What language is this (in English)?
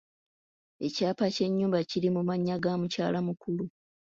Ganda